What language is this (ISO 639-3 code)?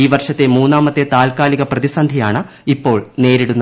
mal